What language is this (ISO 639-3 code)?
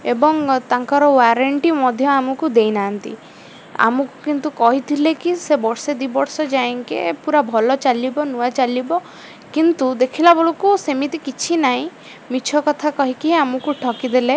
ori